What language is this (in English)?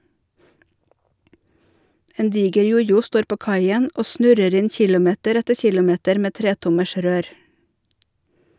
Norwegian